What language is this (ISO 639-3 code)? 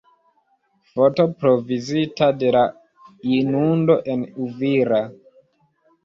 epo